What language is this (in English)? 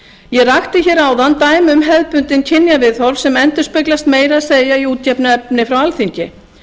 Icelandic